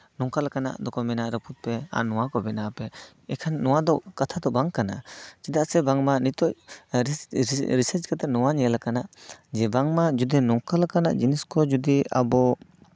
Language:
Santali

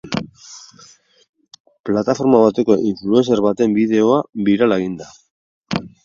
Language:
Basque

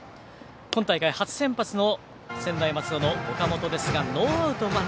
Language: Japanese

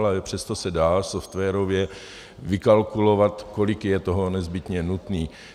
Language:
Czech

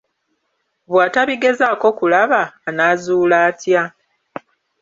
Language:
Ganda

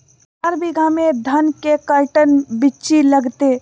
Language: Magahi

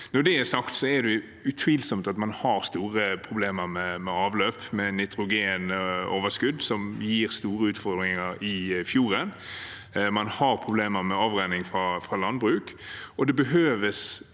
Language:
Norwegian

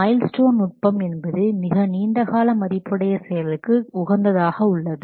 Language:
Tamil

